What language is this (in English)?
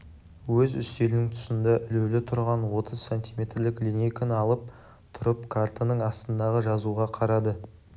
Kazakh